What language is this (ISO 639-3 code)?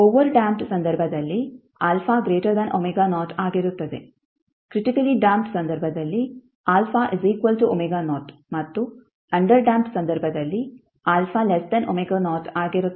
kan